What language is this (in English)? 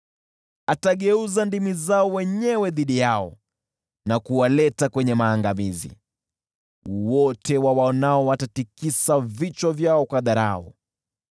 Swahili